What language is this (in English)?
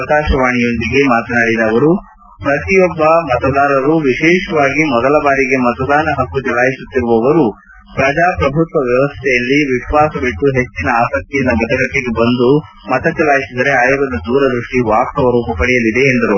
Kannada